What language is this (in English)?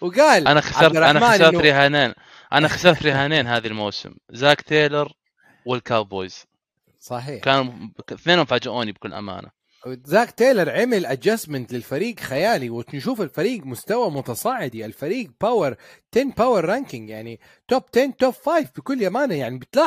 Arabic